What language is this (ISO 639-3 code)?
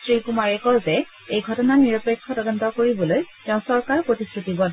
asm